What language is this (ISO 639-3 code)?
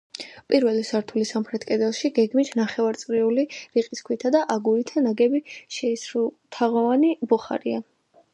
kat